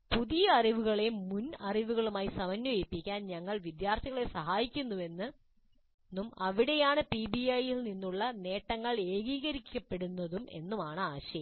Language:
Malayalam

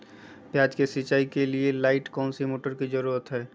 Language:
Magahi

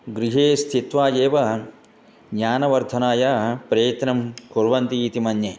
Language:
Sanskrit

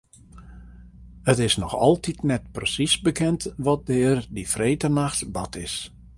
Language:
Western Frisian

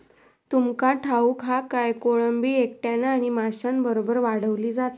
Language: Marathi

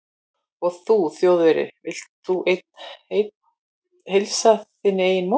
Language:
Icelandic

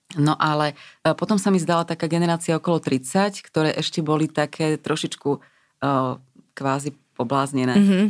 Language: Slovak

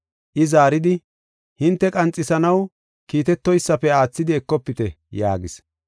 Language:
Gofa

